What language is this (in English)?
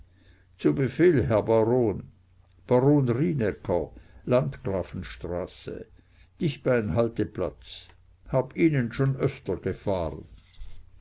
German